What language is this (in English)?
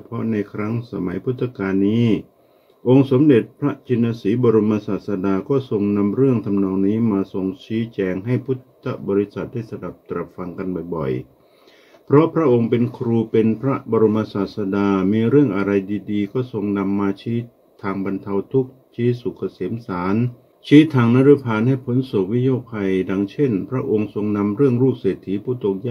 Thai